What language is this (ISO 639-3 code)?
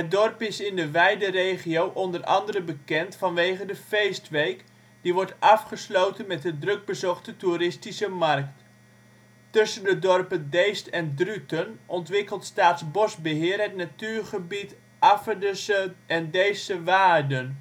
nld